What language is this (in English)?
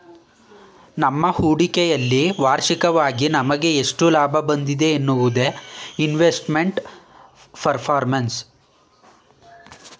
Kannada